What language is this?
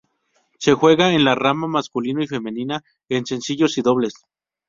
Spanish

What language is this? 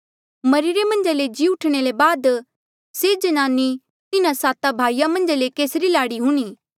Mandeali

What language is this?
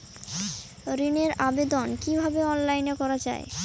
Bangla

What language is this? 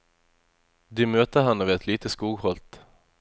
Norwegian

